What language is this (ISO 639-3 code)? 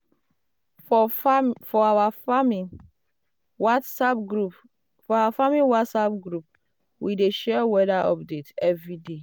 pcm